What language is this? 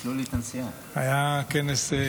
Hebrew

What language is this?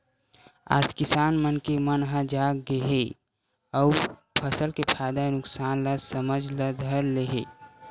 Chhattisgarhi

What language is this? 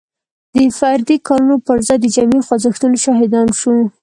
Pashto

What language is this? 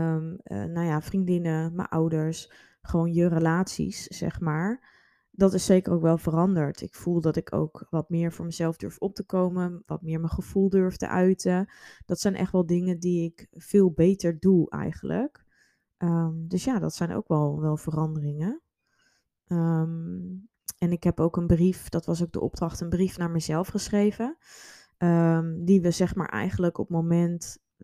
Dutch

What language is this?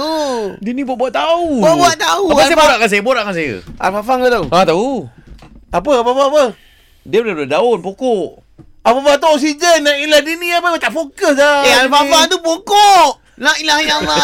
Malay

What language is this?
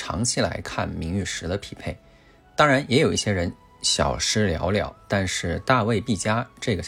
Chinese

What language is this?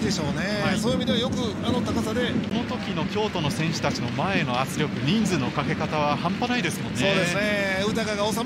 Japanese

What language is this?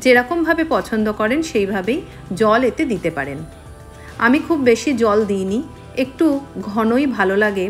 Romanian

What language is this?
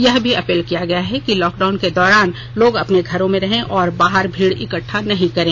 Hindi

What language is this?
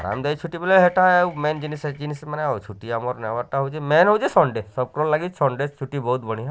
Odia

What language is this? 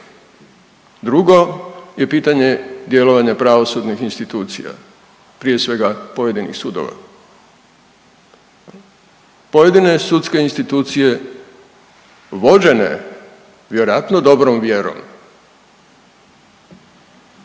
Croatian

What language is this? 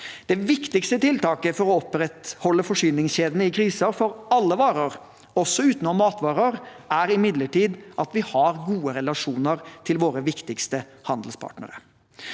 Norwegian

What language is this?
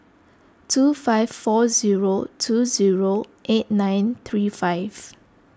English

